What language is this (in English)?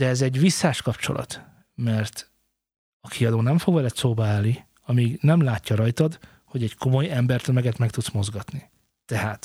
Hungarian